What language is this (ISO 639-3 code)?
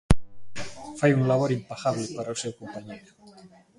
glg